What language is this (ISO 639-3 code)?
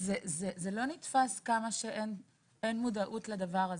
heb